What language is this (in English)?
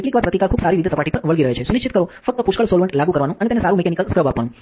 Gujarati